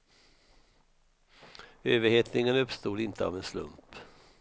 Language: Swedish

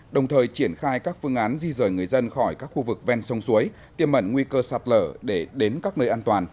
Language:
Vietnamese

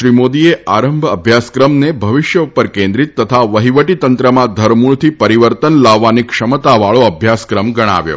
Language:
Gujarati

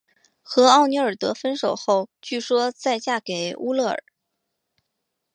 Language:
Chinese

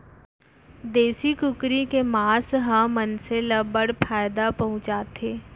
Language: Chhattisgarhi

